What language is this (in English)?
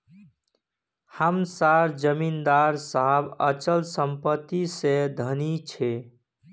Magahi